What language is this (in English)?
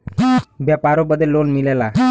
Bhojpuri